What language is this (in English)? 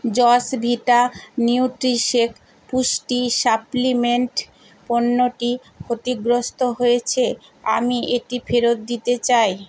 Bangla